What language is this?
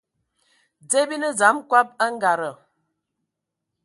Ewondo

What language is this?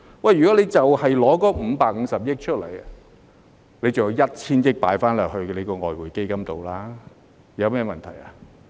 Cantonese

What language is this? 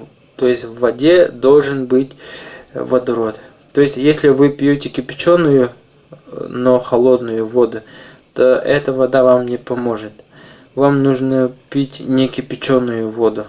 Russian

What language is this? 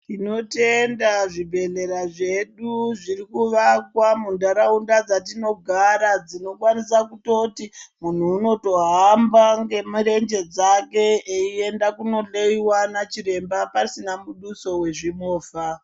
Ndau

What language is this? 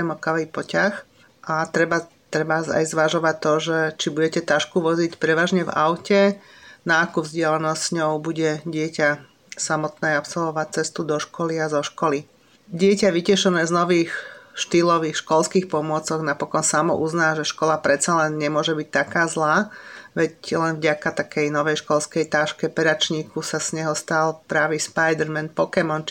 Slovak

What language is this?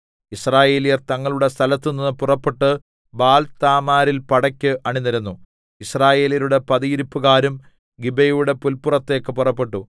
Malayalam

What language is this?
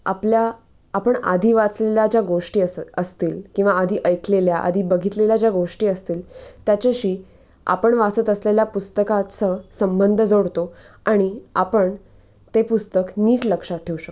Marathi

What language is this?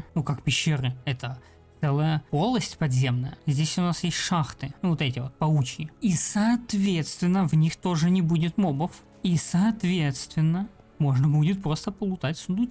Russian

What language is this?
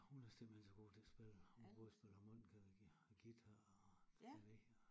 Danish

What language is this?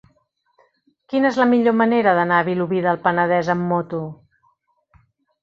Catalan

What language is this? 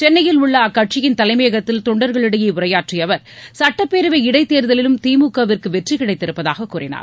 Tamil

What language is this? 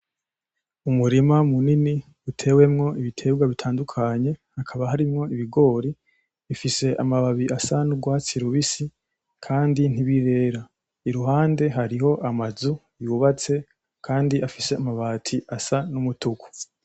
Rundi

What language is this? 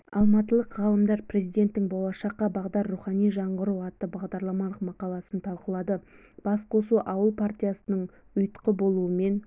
Kazakh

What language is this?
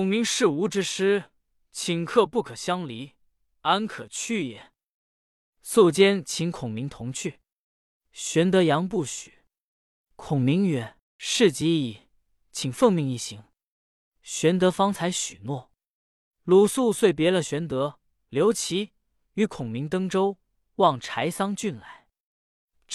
Chinese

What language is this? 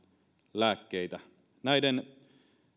Finnish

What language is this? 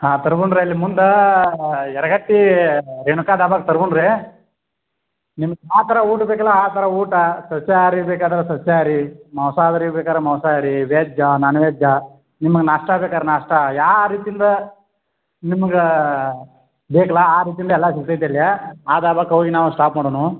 Kannada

